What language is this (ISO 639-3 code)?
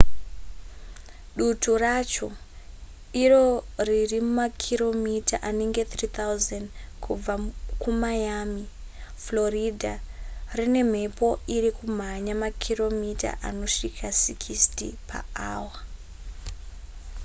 sna